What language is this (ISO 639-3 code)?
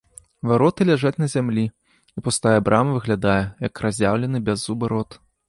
bel